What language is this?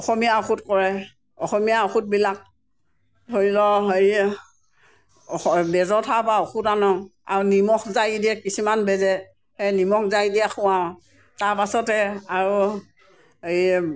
Assamese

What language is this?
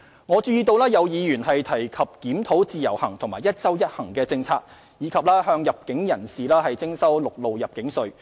Cantonese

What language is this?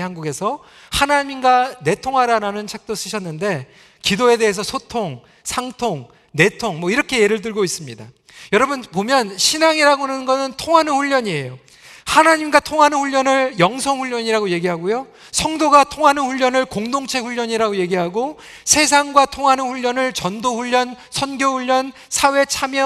Korean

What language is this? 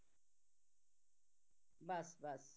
Punjabi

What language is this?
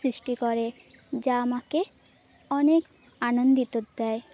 Bangla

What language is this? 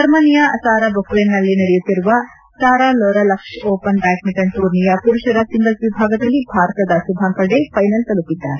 Kannada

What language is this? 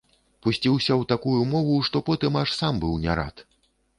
Belarusian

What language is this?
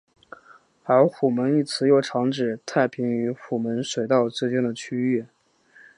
Chinese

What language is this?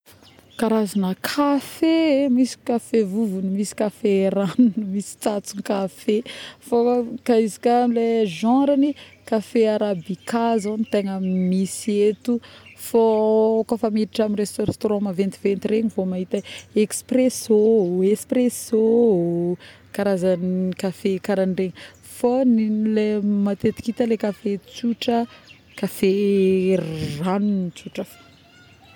Northern Betsimisaraka Malagasy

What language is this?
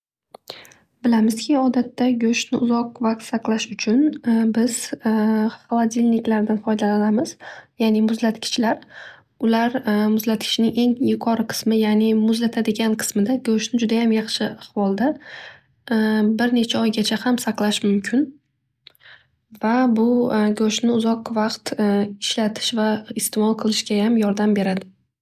Uzbek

